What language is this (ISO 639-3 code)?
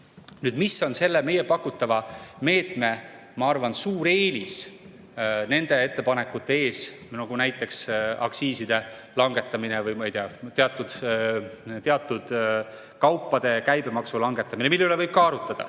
est